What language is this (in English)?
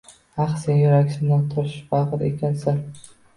Uzbek